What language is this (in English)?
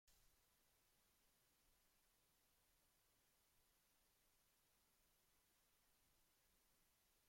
Basque